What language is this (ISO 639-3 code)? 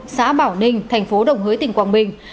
vie